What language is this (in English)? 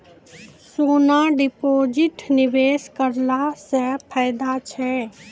Maithili